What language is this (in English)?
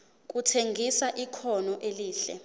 Zulu